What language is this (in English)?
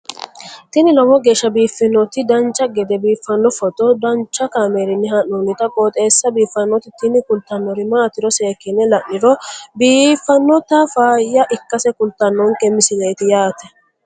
Sidamo